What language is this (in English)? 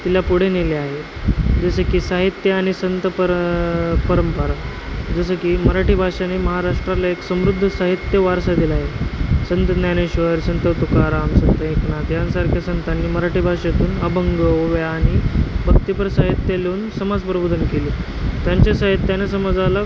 Marathi